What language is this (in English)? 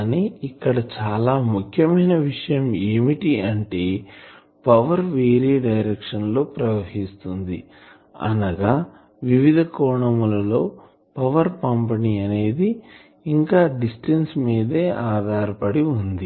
Telugu